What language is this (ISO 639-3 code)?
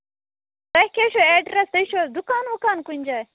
kas